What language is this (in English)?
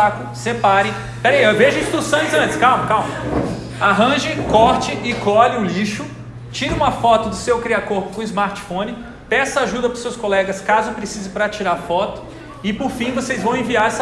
Portuguese